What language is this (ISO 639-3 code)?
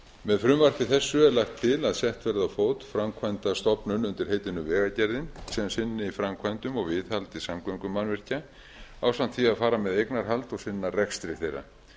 isl